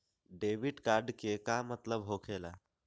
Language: Magahi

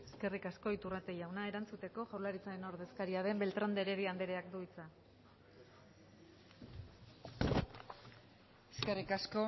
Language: Basque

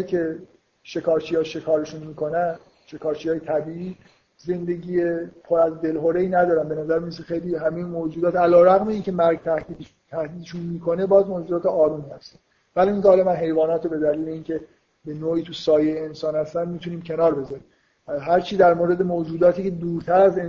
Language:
Persian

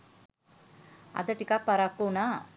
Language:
Sinhala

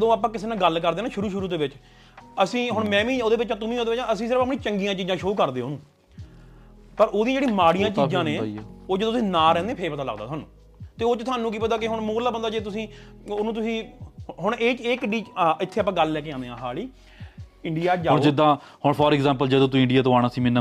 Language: Punjabi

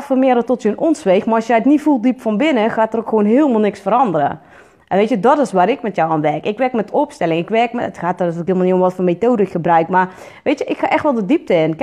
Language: Dutch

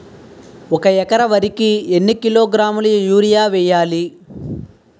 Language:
Telugu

